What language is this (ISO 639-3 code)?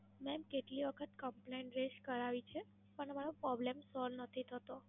guj